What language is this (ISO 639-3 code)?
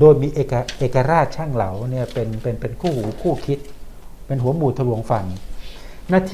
tha